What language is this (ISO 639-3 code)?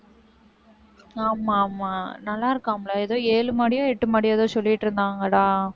tam